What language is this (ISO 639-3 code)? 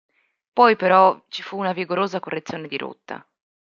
ita